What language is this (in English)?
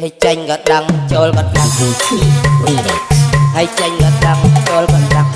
Khmer